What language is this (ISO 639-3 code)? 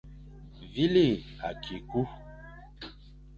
fan